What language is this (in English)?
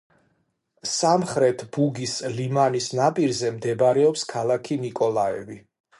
Georgian